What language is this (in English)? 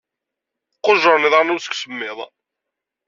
Kabyle